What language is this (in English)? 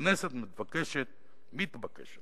Hebrew